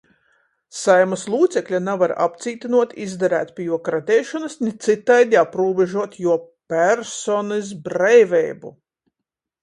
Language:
Latgalian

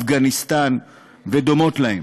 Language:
Hebrew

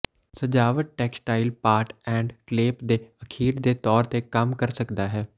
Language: Punjabi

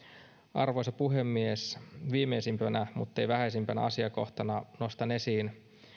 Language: Finnish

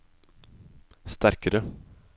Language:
Norwegian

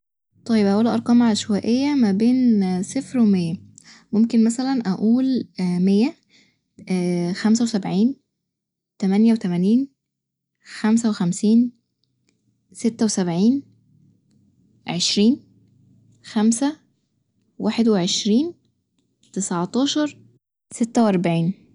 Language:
Egyptian Arabic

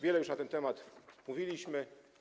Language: Polish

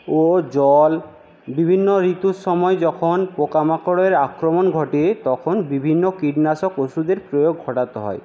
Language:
Bangla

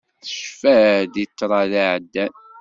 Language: Kabyle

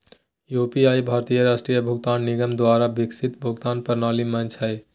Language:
Magahi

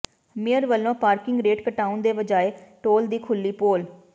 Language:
Punjabi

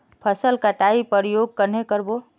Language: Magahi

